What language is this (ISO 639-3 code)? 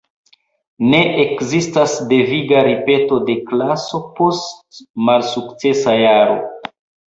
epo